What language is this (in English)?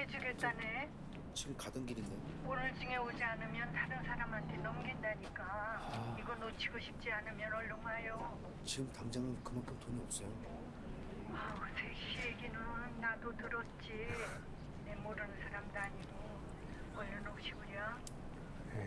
Korean